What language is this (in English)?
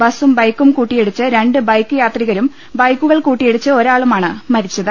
Malayalam